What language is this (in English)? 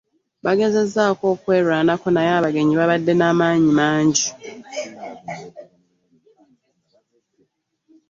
Ganda